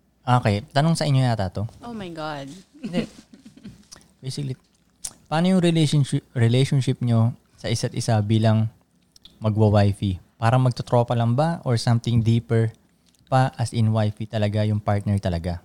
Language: Filipino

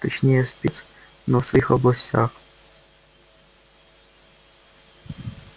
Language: Russian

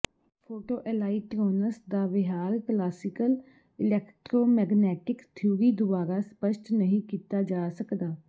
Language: Punjabi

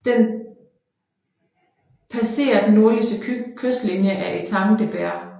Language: Danish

